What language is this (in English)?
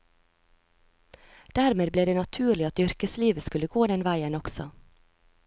Norwegian